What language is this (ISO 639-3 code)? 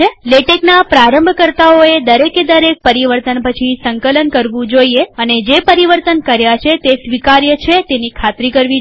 guj